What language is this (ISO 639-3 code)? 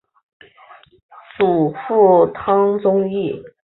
zho